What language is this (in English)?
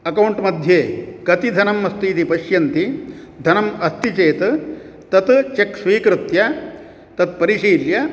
Sanskrit